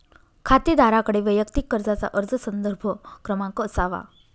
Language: Marathi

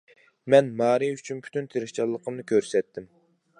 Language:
Uyghur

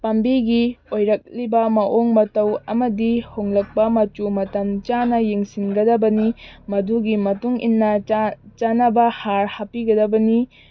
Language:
Manipuri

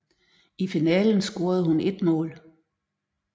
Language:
Danish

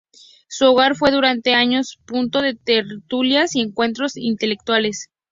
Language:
Spanish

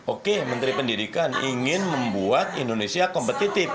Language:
Indonesian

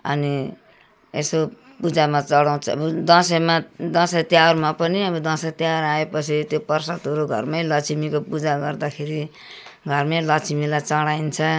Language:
Nepali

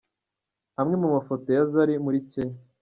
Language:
Kinyarwanda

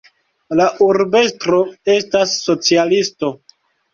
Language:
Esperanto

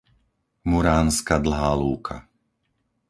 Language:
Slovak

